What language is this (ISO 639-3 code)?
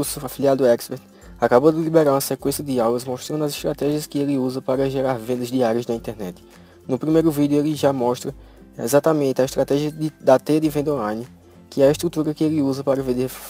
por